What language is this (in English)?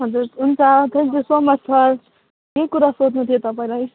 Nepali